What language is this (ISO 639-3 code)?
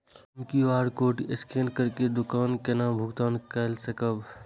mai